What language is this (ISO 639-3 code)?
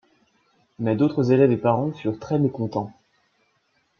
fra